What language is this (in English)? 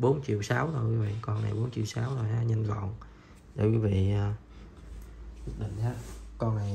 Vietnamese